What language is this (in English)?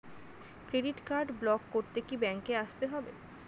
Bangla